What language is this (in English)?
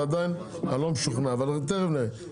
Hebrew